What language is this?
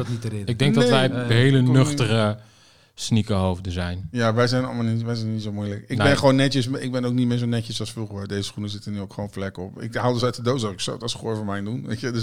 Dutch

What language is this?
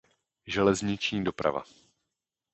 Czech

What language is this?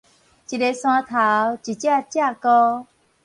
Min Nan Chinese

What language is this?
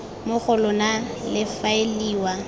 Tswana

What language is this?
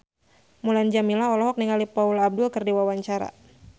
Sundanese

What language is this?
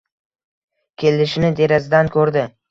Uzbek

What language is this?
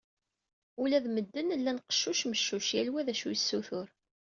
Kabyle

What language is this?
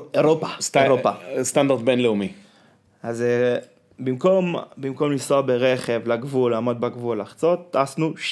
Hebrew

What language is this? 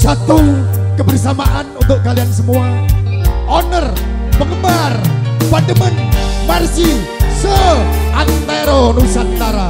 Indonesian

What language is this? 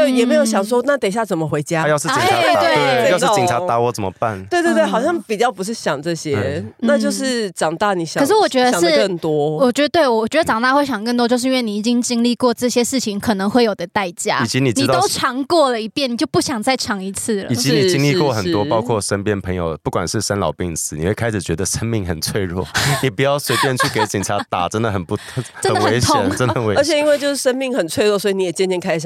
Chinese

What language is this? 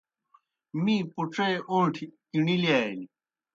Kohistani Shina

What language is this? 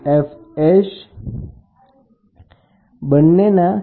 Gujarati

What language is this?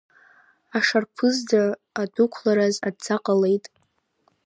Abkhazian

